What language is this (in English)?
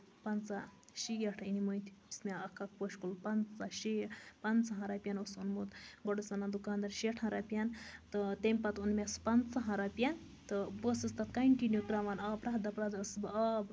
Kashmiri